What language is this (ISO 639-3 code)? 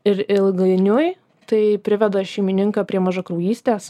lit